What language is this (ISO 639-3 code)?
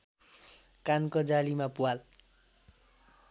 nep